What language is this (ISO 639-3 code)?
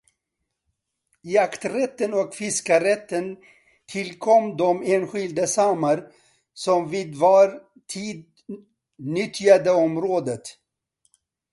swe